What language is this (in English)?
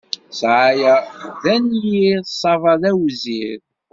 Kabyle